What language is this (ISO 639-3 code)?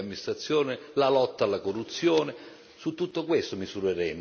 ita